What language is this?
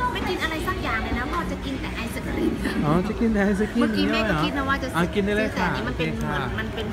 Thai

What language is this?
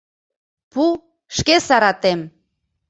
Mari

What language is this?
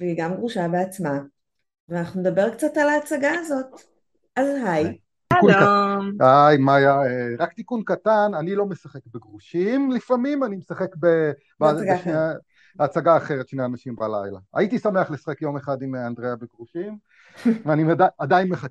Hebrew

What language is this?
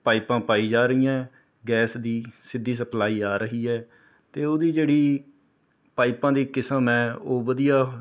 Punjabi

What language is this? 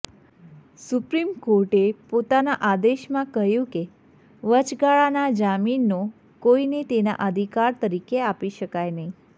Gujarati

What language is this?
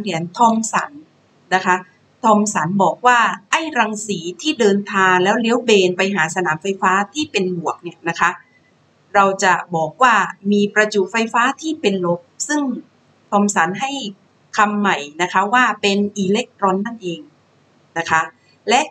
Thai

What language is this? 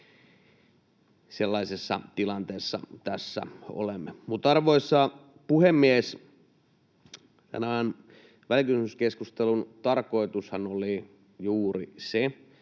Finnish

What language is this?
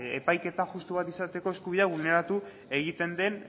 Basque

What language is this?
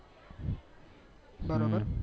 Gujarati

